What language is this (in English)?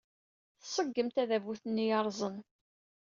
Kabyle